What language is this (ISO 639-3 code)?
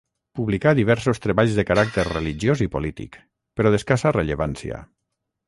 cat